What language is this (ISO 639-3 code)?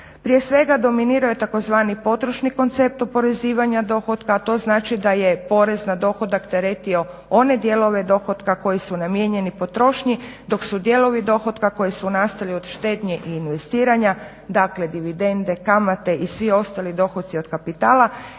hrv